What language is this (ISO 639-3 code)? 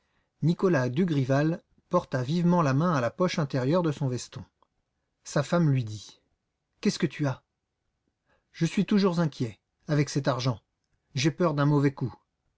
fra